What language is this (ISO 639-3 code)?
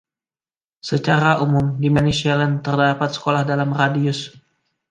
ind